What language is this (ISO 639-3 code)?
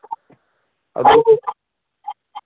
mni